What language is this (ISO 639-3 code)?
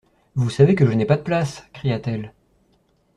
fra